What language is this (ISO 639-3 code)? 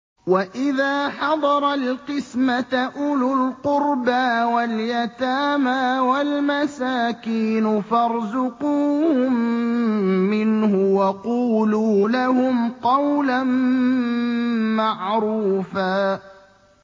ara